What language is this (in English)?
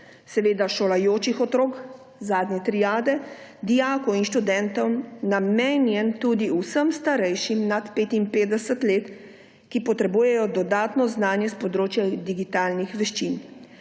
Slovenian